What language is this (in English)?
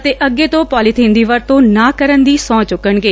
Punjabi